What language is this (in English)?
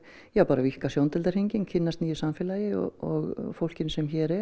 Icelandic